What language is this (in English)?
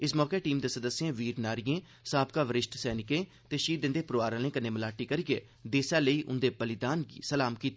Dogri